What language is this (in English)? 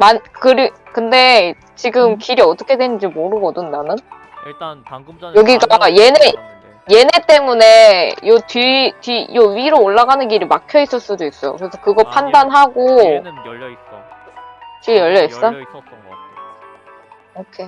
Korean